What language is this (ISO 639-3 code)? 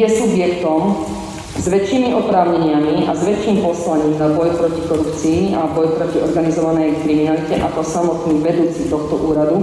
slk